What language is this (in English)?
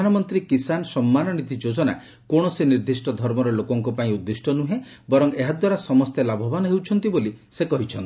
Odia